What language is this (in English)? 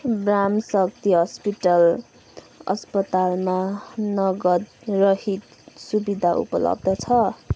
Nepali